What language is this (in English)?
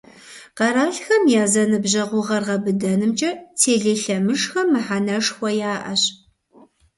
Kabardian